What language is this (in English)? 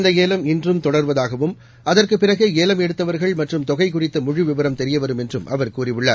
Tamil